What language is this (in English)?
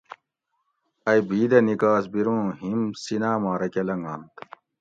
Gawri